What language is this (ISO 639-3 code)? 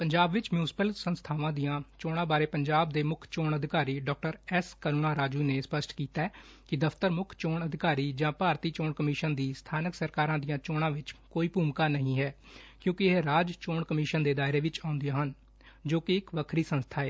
pan